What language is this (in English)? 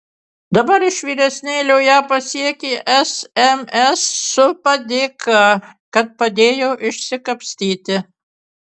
Lithuanian